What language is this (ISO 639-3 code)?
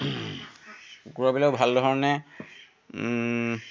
asm